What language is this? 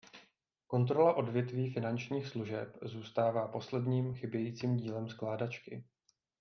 Czech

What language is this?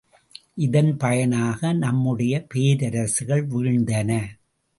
Tamil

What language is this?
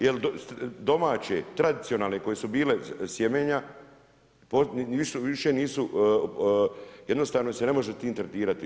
Croatian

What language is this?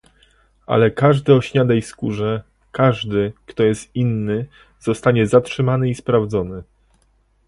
Polish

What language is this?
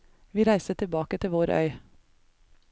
Norwegian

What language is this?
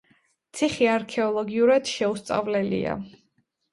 Georgian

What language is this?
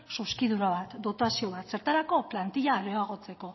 Basque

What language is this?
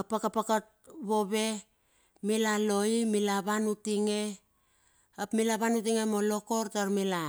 Bilur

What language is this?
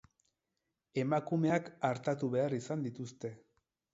Basque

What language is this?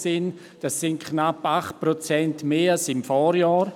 Swiss German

